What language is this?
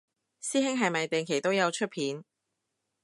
Cantonese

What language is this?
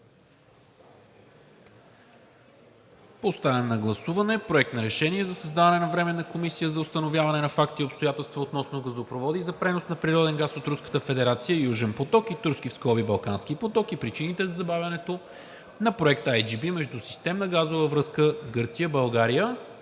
Bulgarian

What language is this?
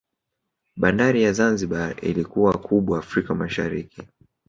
Swahili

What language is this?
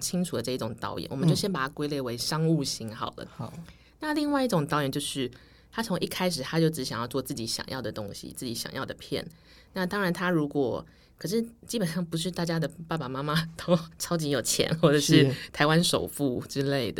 Chinese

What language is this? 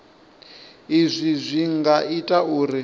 Venda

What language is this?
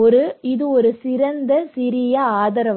Tamil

